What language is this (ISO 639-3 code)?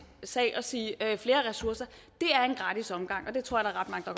dan